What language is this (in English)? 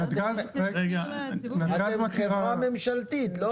Hebrew